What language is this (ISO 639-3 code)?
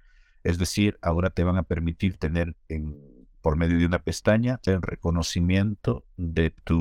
spa